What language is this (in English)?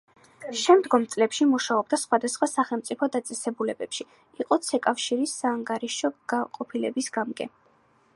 Georgian